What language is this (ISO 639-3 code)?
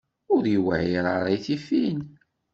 kab